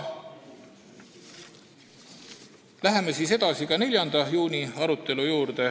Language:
Estonian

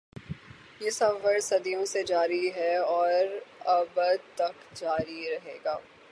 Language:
Urdu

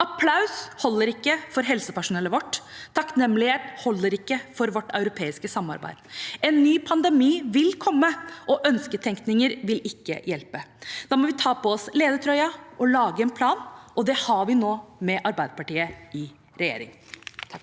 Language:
Norwegian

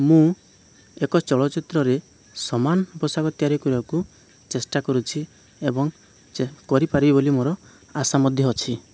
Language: Odia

